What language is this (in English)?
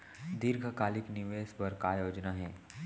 Chhattisgarhi